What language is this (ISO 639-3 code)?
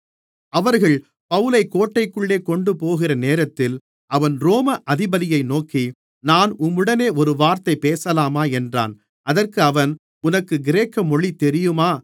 tam